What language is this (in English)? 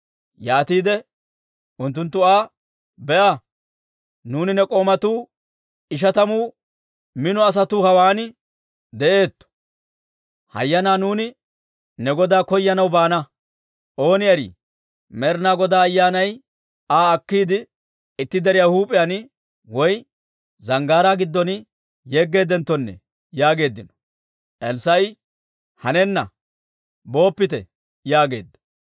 Dawro